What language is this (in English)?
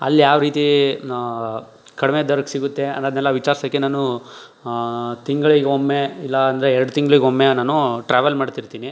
Kannada